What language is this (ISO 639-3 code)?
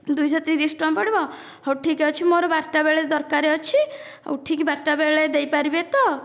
ori